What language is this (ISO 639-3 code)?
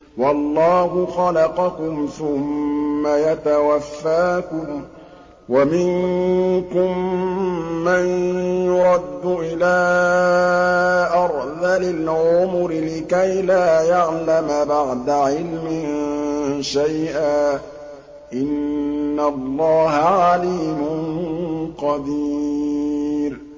ara